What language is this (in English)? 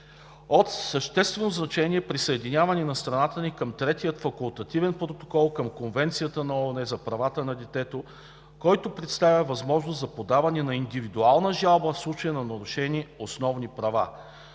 Bulgarian